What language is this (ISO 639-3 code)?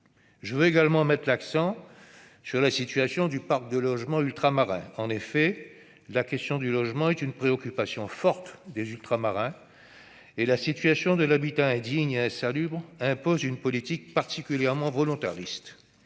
fra